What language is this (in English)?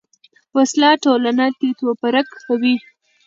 Pashto